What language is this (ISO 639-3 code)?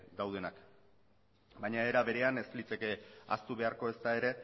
eus